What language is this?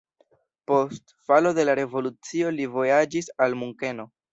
Esperanto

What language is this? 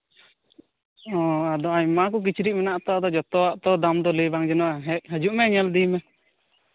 Santali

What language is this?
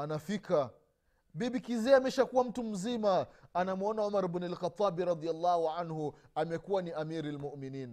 Swahili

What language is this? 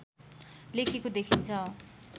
Nepali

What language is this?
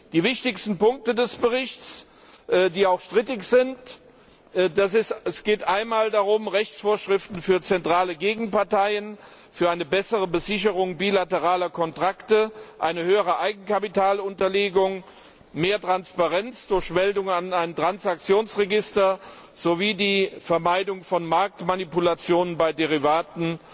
German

